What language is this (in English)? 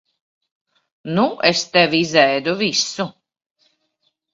Latvian